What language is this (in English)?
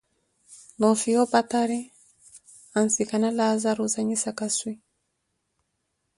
Koti